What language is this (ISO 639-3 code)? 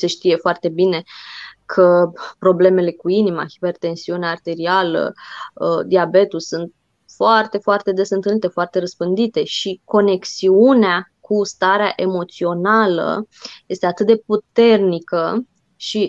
ron